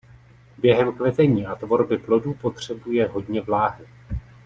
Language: Czech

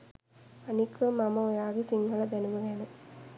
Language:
Sinhala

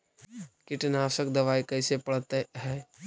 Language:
Magahi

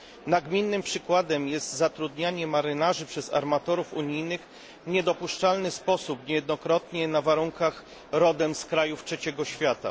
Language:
Polish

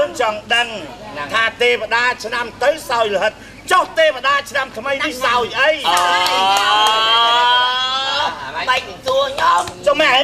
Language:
Thai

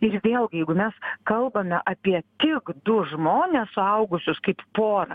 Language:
Lithuanian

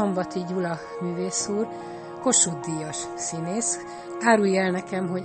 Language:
Hungarian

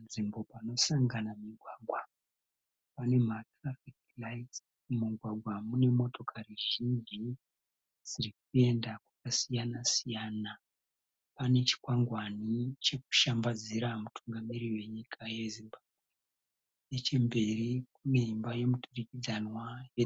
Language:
Shona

